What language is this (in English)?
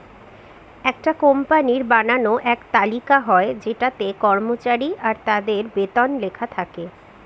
Bangla